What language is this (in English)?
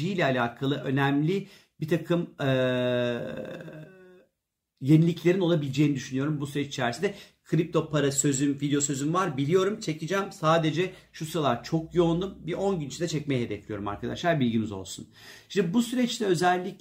Turkish